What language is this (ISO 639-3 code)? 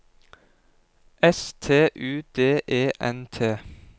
nor